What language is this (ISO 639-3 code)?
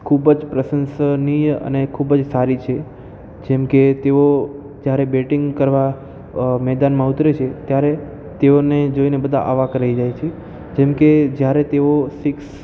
guj